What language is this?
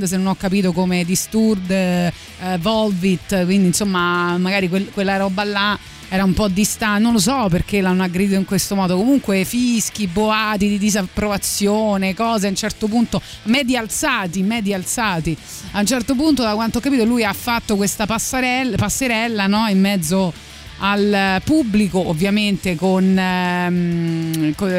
Italian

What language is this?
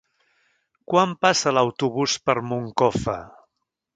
Catalan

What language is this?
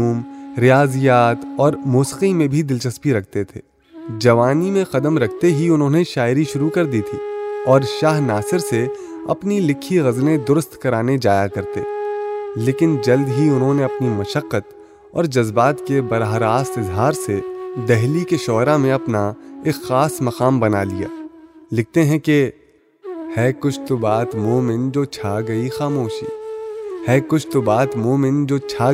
Urdu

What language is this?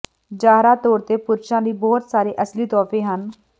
Punjabi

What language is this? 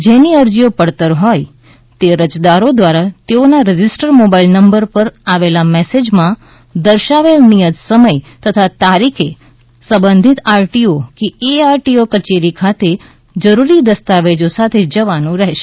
Gujarati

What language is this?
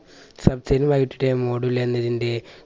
Malayalam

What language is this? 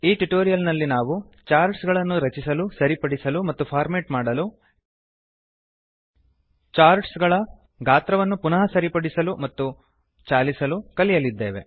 Kannada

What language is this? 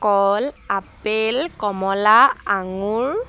Assamese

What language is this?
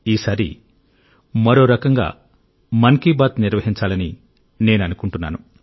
Telugu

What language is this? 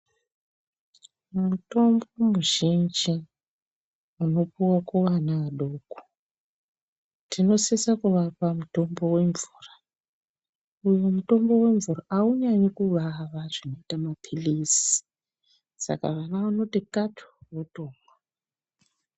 Ndau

